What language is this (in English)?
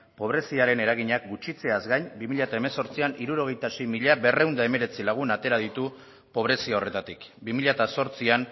Basque